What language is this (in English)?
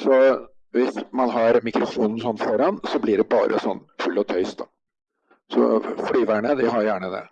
Norwegian